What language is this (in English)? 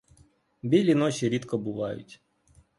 Ukrainian